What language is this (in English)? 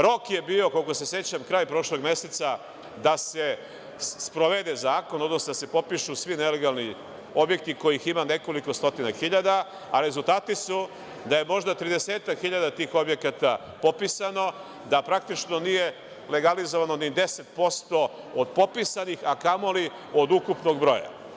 Serbian